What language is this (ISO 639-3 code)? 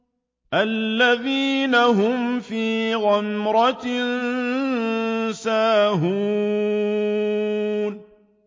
ara